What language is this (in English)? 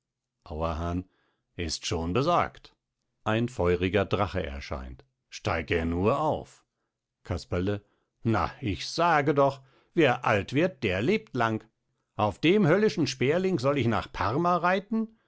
German